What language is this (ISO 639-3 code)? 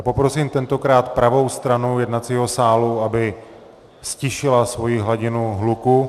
ces